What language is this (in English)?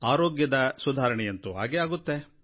Kannada